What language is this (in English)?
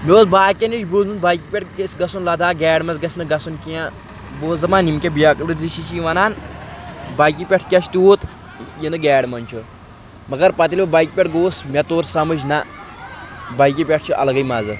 Kashmiri